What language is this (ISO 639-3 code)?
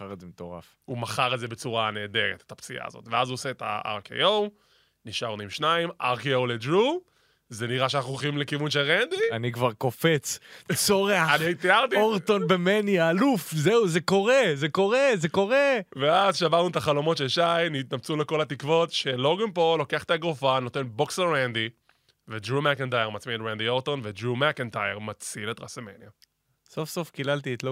heb